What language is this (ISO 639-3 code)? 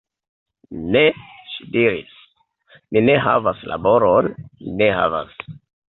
epo